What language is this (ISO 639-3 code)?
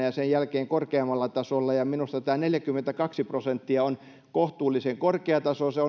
fin